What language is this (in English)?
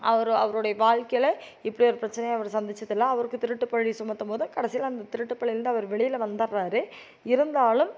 Tamil